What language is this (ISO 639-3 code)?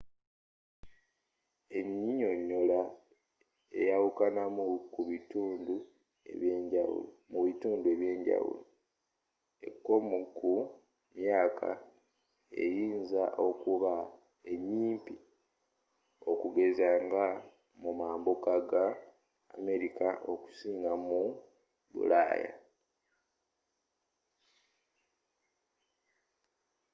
lug